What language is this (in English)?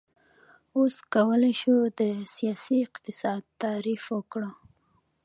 Pashto